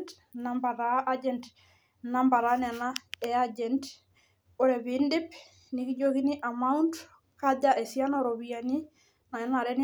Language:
Masai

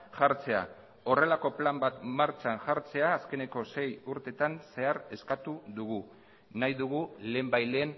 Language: Basque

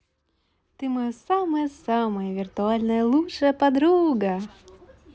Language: Russian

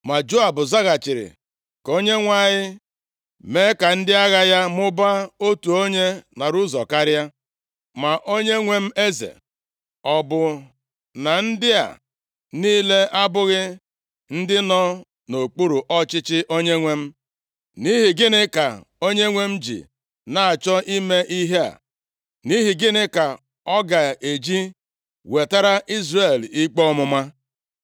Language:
Igbo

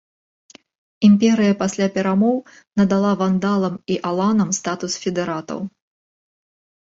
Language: Belarusian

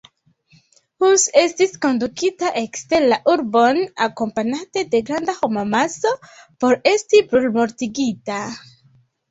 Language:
Esperanto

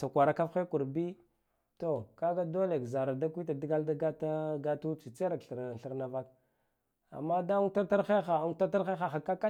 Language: Guduf-Gava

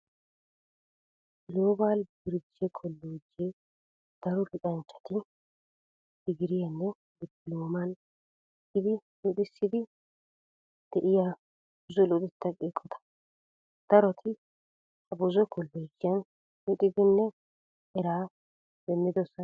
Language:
Wolaytta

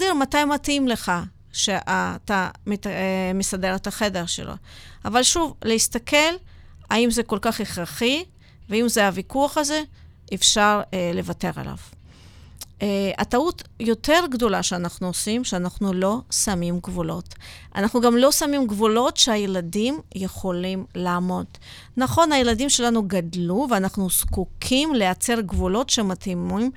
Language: Hebrew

